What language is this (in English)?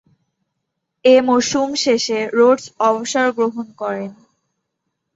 Bangla